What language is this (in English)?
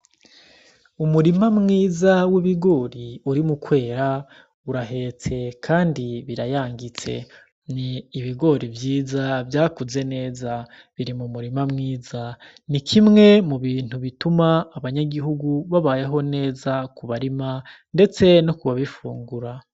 Rundi